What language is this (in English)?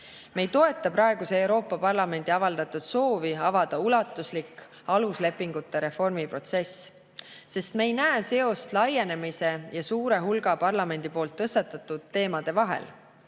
Estonian